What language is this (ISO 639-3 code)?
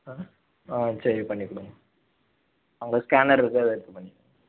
tam